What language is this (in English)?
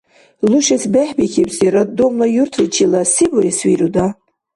Dargwa